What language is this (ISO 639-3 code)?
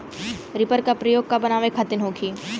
bho